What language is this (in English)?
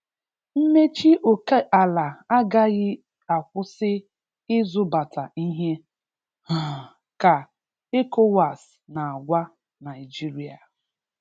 Igbo